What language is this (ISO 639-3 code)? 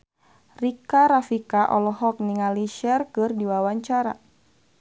sun